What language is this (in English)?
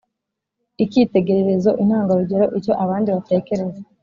Kinyarwanda